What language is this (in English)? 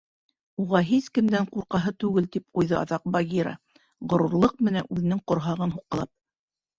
Bashkir